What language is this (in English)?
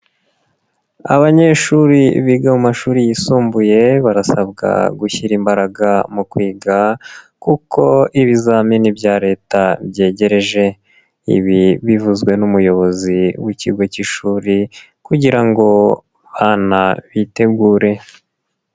Kinyarwanda